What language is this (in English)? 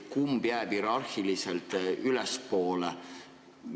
Estonian